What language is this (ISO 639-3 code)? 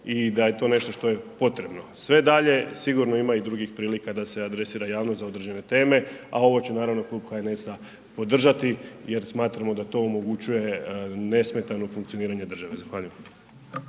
hrv